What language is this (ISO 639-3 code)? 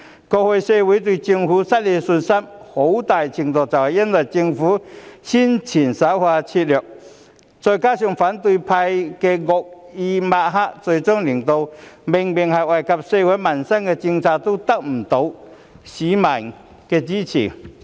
yue